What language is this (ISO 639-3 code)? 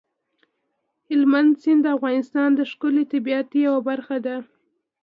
pus